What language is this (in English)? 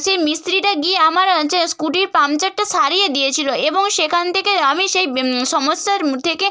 Bangla